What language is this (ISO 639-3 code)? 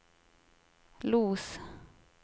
swe